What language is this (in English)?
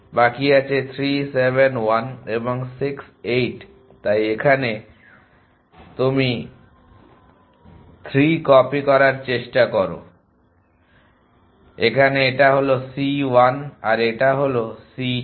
Bangla